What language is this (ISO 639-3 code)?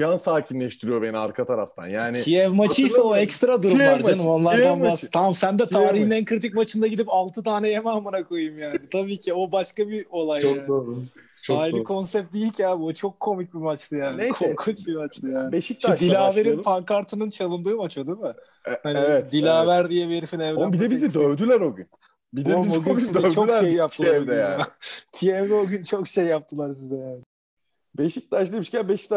tur